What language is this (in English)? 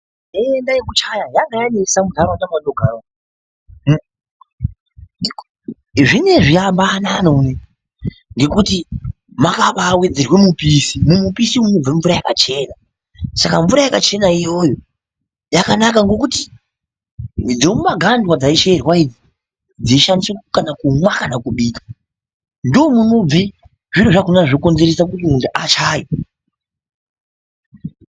Ndau